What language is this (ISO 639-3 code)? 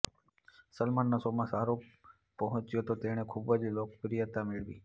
guj